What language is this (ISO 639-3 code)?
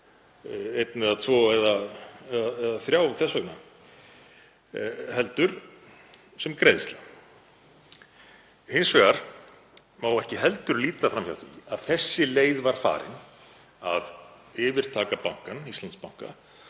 isl